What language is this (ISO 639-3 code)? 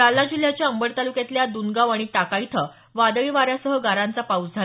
mar